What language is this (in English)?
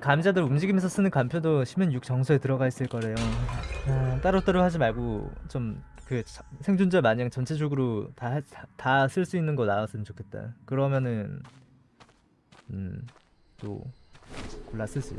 Korean